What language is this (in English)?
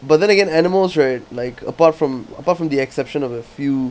English